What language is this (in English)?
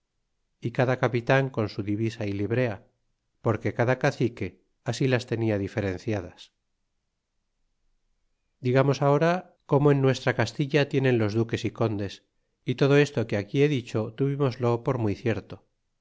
Spanish